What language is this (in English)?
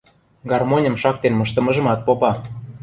Western Mari